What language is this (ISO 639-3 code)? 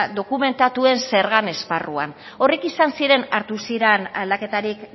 eus